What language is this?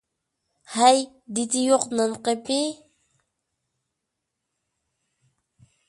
Uyghur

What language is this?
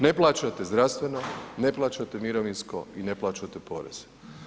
Croatian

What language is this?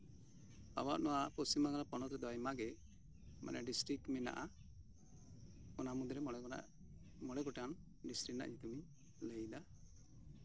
Santali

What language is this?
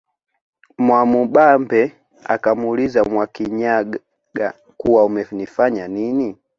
Swahili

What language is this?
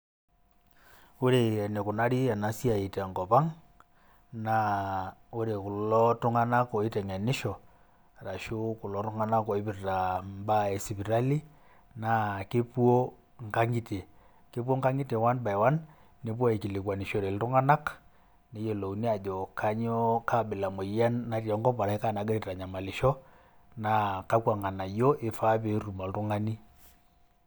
Masai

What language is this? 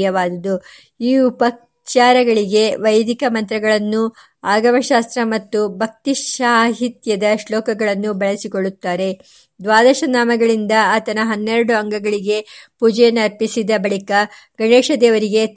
Kannada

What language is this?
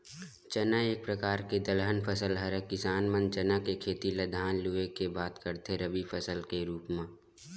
Chhattisgarhi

